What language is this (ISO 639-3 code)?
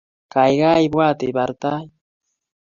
kln